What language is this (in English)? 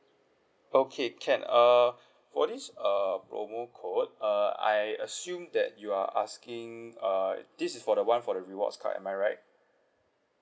English